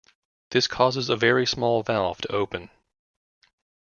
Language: English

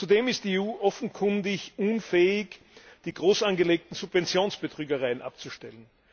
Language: German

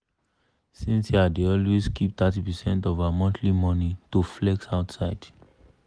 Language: Nigerian Pidgin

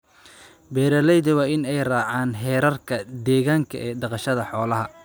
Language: Somali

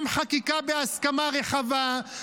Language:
Hebrew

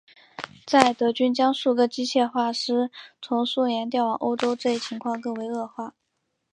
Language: Chinese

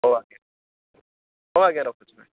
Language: Odia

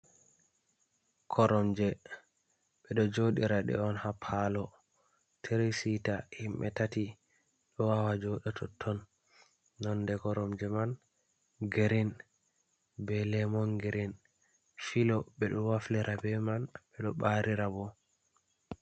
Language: Fula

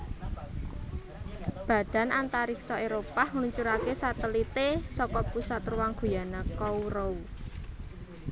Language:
Javanese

